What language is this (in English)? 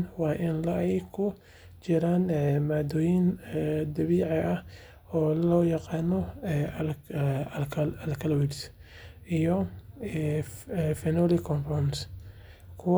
Somali